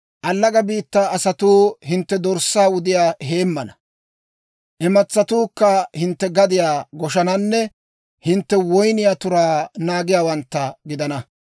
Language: Dawro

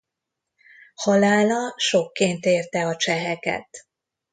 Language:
Hungarian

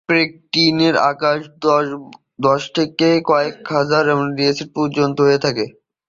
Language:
Bangla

